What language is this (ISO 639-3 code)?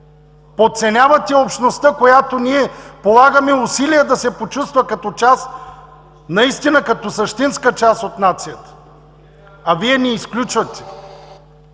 bul